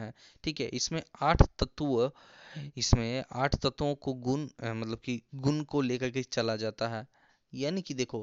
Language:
Hindi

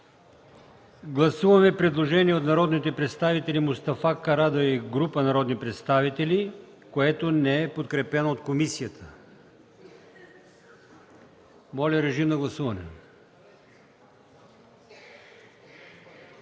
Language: Bulgarian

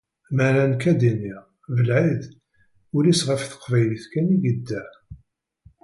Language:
Kabyle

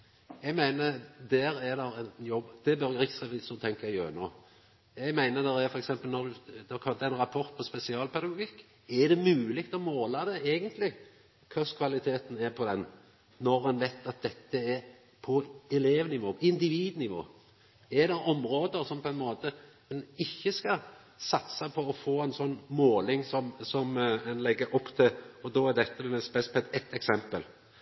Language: Norwegian Nynorsk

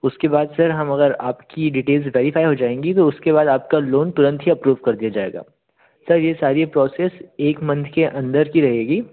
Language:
Hindi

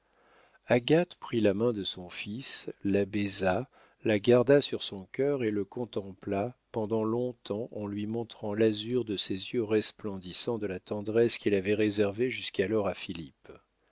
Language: French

